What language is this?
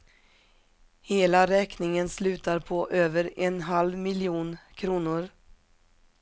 Swedish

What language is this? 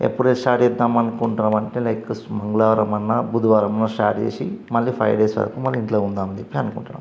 Telugu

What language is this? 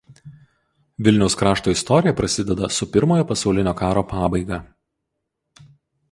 Lithuanian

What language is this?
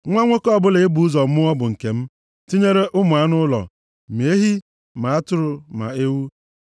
Igbo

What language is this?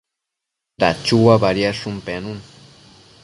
Matsés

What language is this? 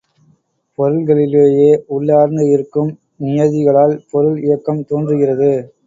Tamil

